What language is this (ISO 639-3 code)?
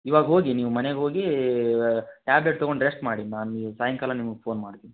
kan